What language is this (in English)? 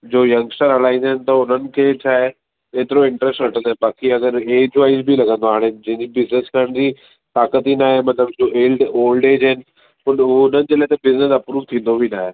Sindhi